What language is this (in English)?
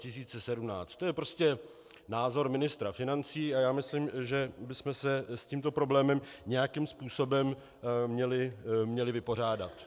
Czech